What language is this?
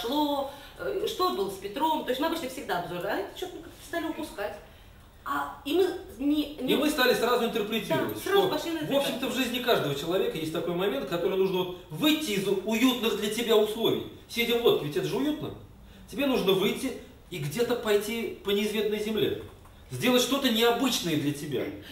Russian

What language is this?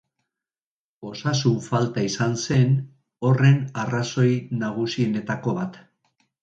Basque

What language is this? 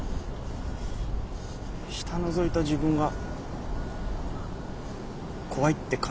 Japanese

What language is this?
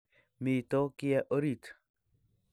Kalenjin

